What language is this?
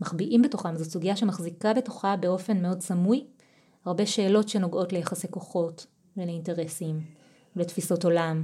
Hebrew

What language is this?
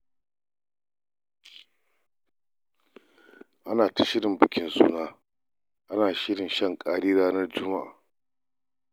Hausa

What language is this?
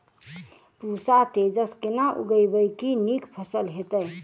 Maithili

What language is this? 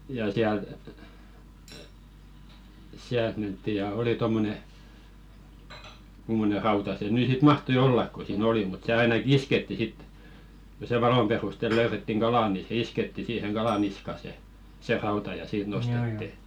Finnish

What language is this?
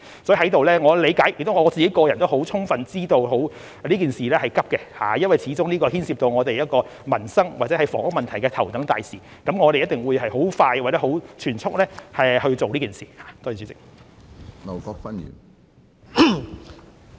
Cantonese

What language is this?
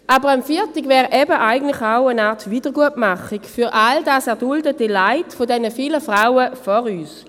Swiss German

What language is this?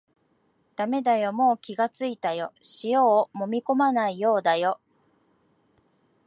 Japanese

